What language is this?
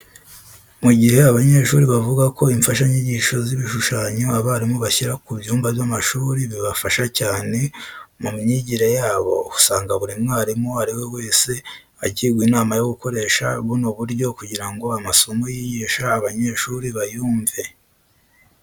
Kinyarwanda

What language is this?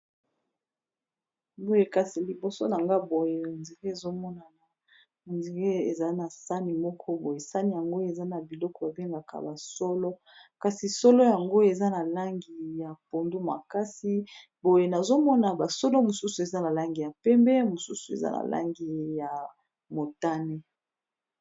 Lingala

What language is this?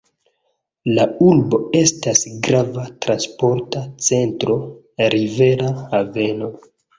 Esperanto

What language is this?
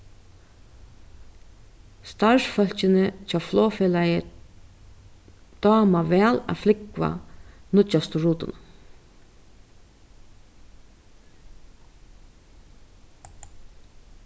Faroese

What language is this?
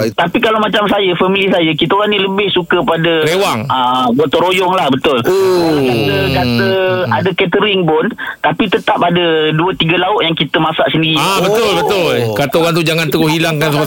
Malay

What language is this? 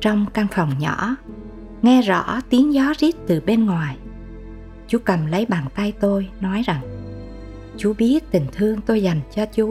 Vietnamese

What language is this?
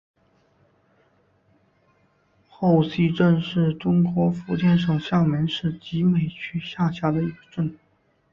Chinese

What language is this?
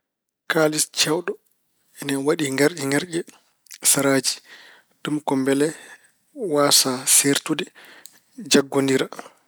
Fula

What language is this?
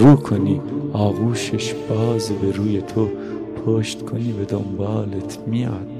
Persian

